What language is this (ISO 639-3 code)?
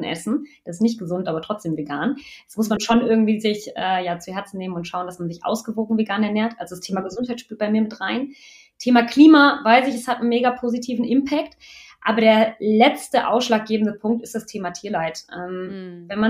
deu